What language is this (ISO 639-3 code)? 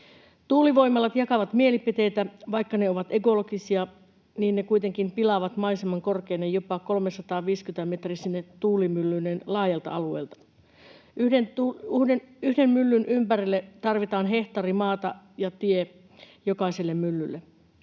fin